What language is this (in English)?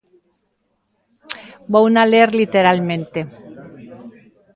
Galician